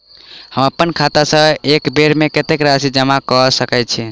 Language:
Maithili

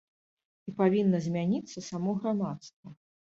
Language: Belarusian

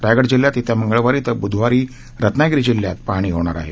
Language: Marathi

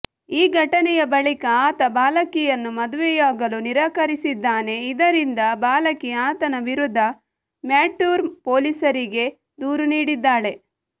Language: Kannada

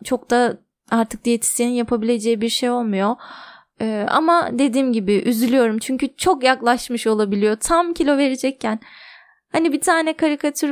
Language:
Turkish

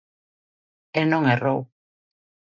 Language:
Galician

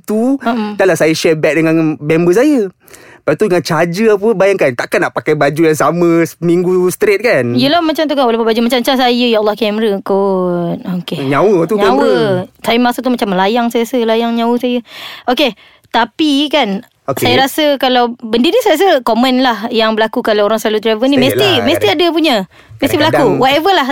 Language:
Malay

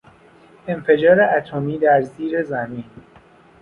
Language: Persian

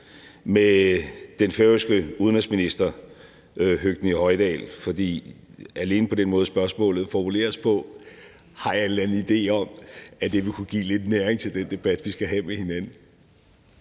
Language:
Danish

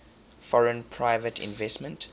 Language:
English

